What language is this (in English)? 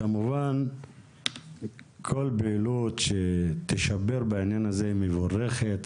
Hebrew